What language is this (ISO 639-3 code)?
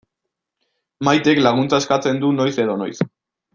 eus